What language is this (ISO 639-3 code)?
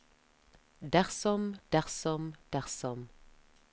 nor